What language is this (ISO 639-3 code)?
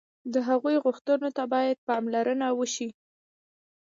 pus